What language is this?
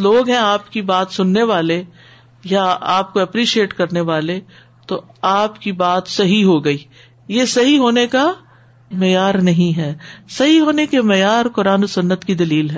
Urdu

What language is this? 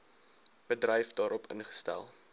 Afrikaans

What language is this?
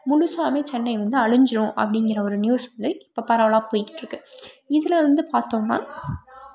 Tamil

